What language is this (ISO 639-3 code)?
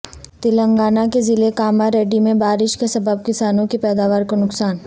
urd